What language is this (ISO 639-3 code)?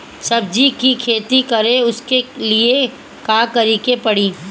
bho